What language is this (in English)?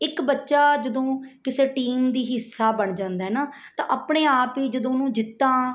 Punjabi